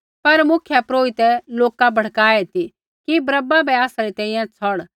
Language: Kullu Pahari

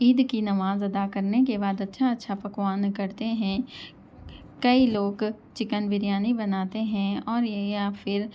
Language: Urdu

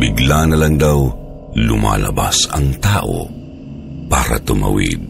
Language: Filipino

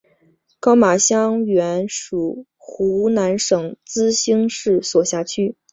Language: Chinese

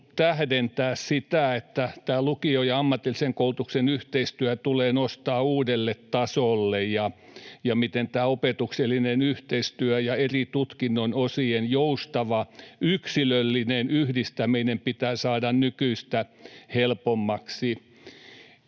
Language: Finnish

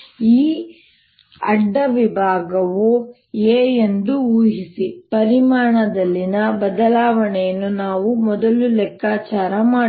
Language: Kannada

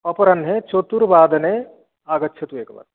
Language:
Sanskrit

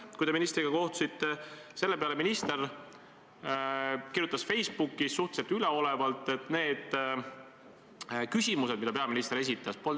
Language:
Estonian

